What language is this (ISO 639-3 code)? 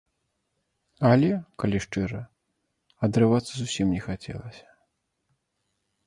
bel